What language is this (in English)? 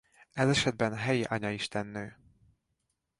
Hungarian